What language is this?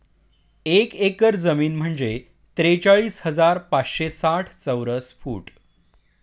Marathi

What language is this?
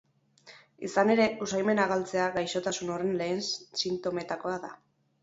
Basque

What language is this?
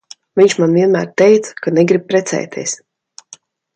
Latvian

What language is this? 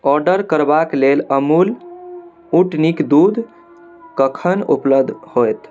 Maithili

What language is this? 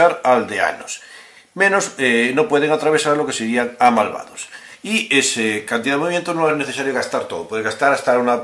Spanish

